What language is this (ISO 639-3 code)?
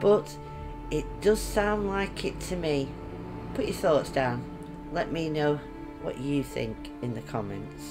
eng